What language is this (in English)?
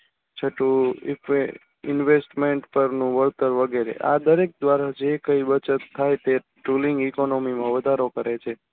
Gujarati